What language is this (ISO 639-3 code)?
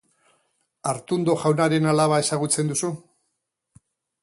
eus